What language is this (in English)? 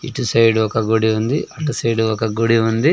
Telugu